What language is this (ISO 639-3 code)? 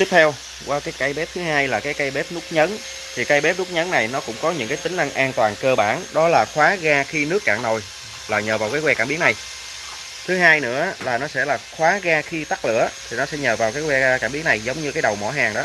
vie